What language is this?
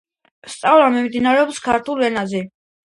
Georgian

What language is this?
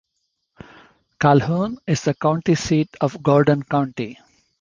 English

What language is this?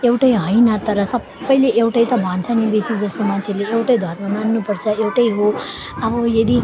Nepali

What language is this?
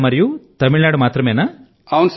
Telugu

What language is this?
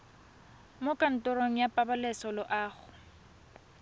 Tswana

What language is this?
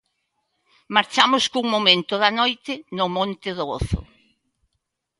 Galician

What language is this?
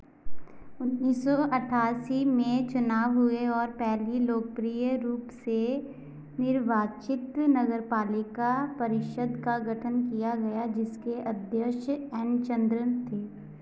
Hindi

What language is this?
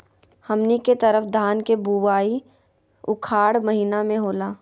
Magahi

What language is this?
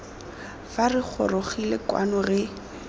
Tswana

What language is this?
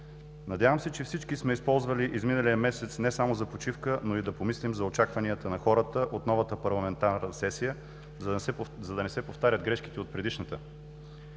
Bulgarian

